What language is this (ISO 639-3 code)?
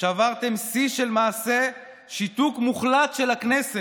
heb